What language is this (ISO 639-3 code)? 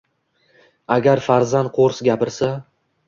uzb